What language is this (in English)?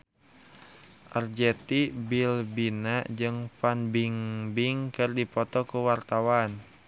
Sundanese